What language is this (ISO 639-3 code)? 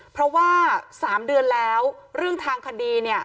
tha